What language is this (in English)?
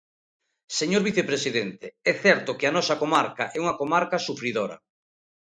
Galician